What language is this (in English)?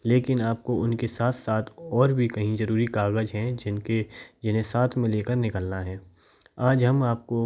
Hindi